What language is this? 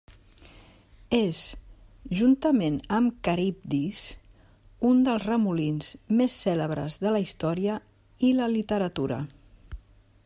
Catalan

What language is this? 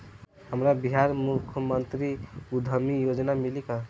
Bhojpuri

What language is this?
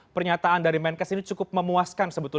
Indonesian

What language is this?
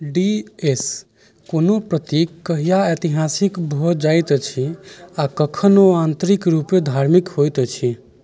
Maithili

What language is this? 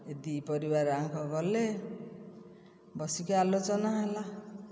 Odia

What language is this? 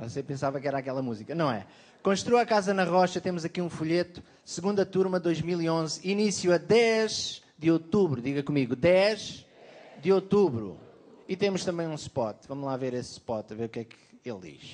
Portuguese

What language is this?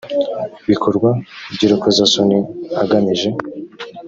Kinyarwanda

